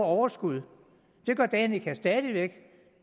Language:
Danish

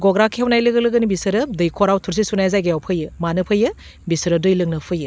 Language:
Bodo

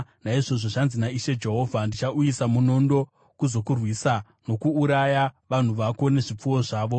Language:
Shona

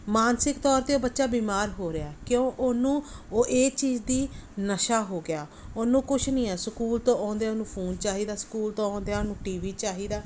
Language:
Punjabi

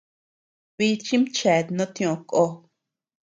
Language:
Tepeuxila Cuicatec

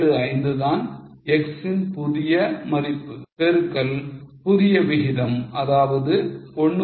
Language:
Tamil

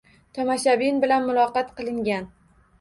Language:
Uzbek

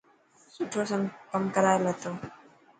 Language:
Dhatki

